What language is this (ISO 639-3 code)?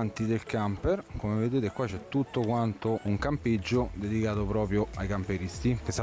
ita